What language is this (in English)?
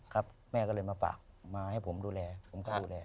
Thai